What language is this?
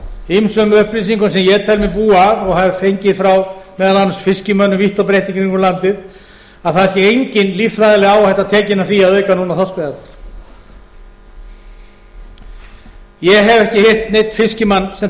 Icelandic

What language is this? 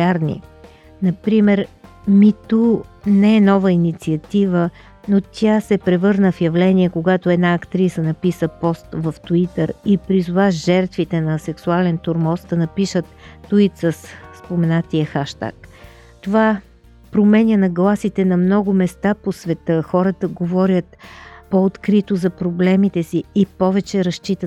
Bulgarian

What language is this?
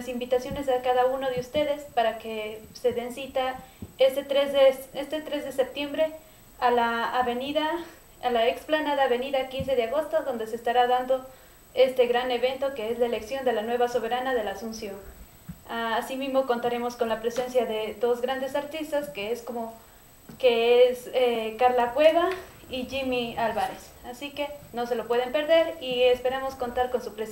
Spanish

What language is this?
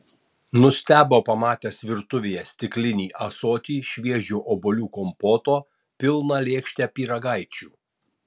Lithuanian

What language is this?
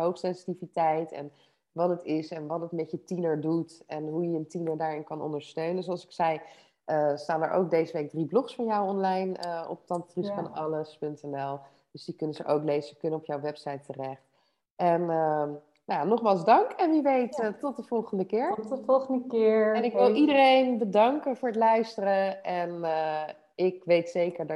Dutch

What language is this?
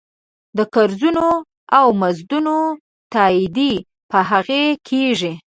Pashto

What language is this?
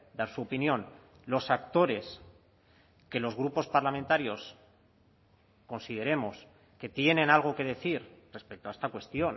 Spanish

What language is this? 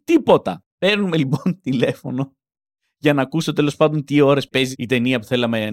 Greek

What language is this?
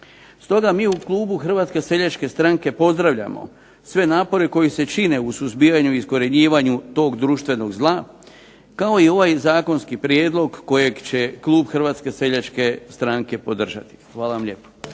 Croatian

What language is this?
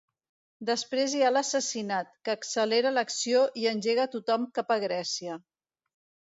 Catalan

